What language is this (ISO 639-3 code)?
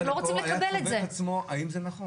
heb